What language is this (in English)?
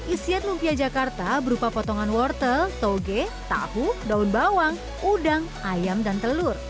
Indonesian